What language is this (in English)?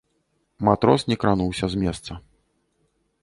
Belarusian